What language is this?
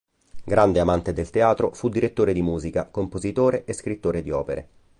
Italian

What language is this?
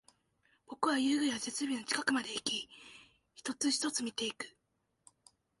Japanese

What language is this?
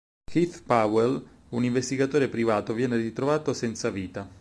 Italian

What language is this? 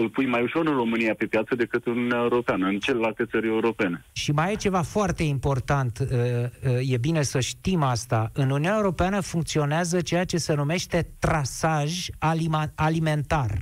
Romanian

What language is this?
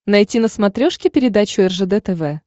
Russian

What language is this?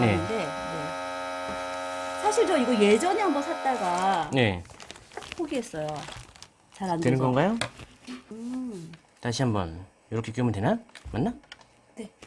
Korean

